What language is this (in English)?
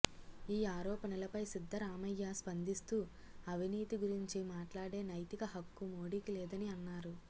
Telugu